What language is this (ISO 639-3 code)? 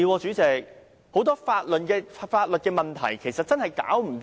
yue